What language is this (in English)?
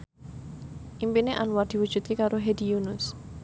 Javanese